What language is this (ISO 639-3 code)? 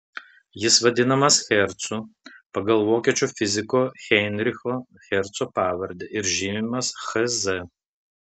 lit